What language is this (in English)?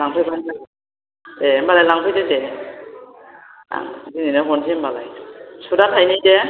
Bodo